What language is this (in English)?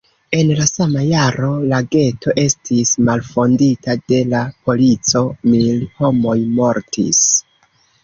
Esperanto